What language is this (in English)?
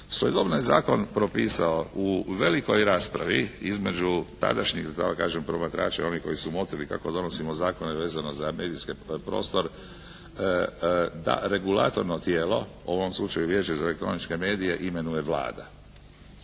Croatian